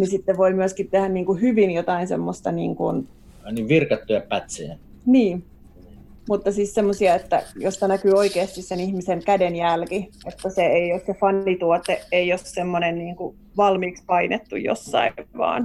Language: Finnish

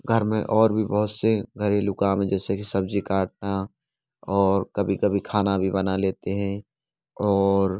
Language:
Hindi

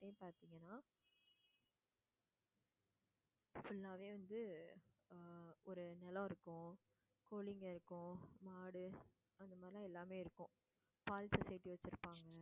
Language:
Tamil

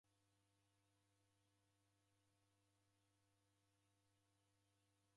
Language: Taita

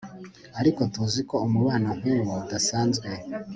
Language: Kinyarwanda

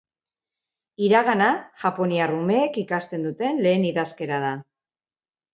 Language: Basque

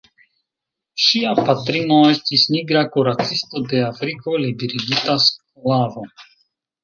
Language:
Esperanto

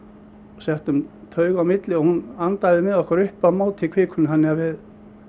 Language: Icelandic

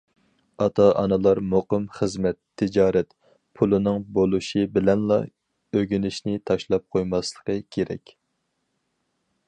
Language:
Uyghur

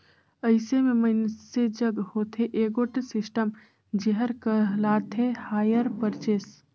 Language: Chhattisgarhi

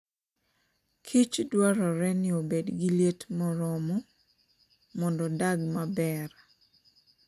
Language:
Luo (Kenya and Tanzania)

